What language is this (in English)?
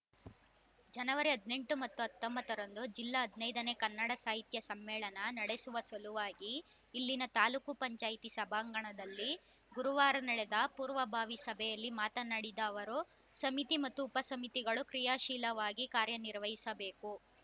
Kannada